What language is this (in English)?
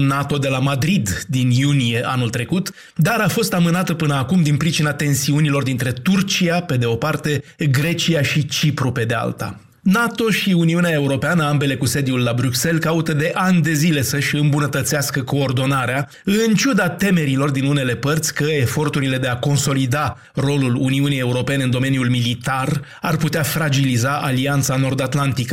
Romanian